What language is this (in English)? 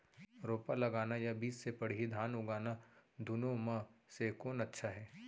Chhattisgarhi